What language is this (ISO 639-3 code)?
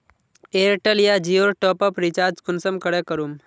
mag